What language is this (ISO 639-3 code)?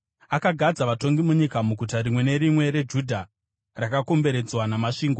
sna